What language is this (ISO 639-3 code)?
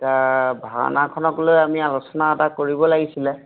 asm